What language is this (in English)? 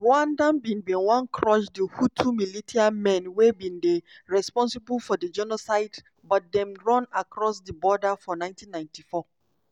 Nigerian Pidgin